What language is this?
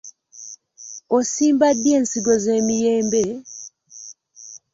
Ganda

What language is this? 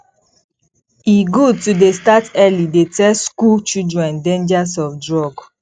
Nigerian Pidgin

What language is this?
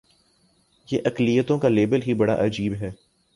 Urdu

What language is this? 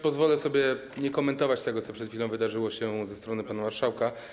Polish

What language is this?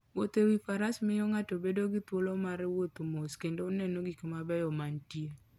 Luo (Kenya and Tanzania)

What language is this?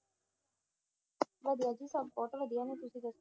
Punjabi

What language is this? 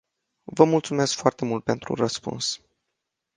Romanian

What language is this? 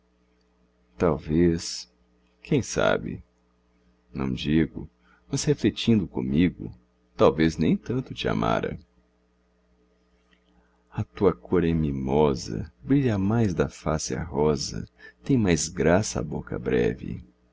Portuguese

